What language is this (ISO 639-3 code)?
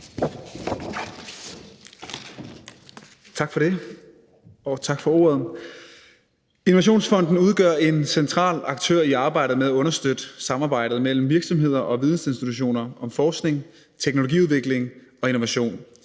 dan